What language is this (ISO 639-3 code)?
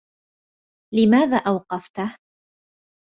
ara